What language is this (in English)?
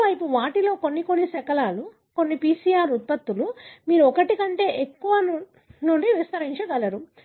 Telugu